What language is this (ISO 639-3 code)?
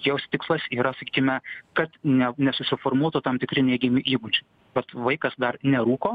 lit